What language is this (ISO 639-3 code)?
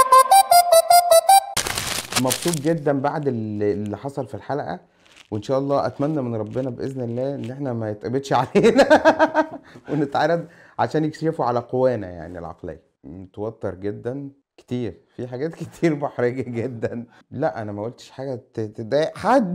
ara